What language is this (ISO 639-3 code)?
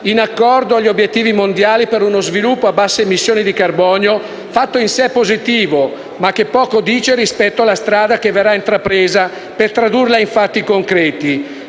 ita